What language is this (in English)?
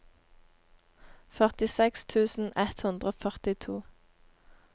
Norwegian